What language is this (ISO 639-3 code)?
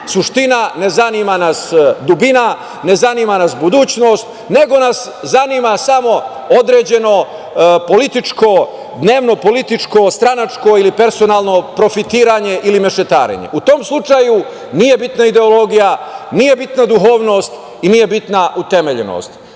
srp